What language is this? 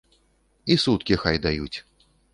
Belarusian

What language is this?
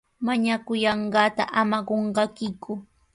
Sihuas Ancash Quechua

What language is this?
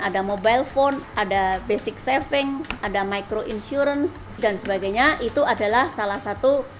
Indonesian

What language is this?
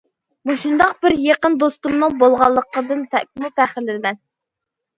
Uyghur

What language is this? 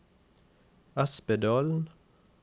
Norwegian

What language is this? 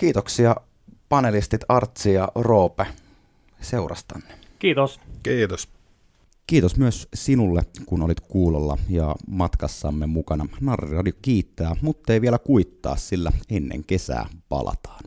Finnish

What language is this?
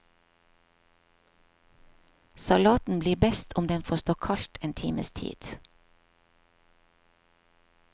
Norwegian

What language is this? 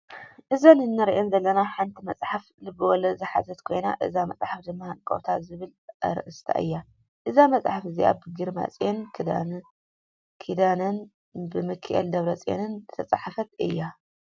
Tigrinya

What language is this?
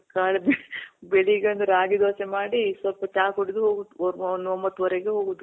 Kannada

